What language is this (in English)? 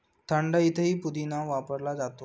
Marathi